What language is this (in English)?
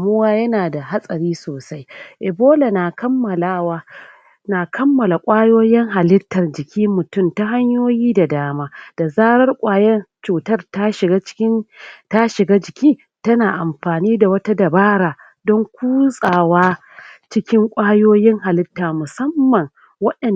Hausa